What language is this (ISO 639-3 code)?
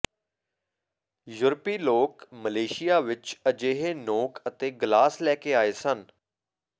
pan